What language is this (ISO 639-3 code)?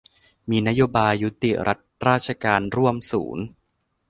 tha